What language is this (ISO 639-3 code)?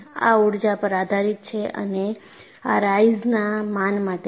guj